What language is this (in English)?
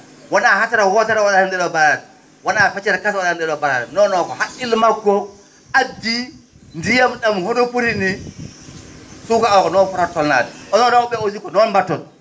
Fula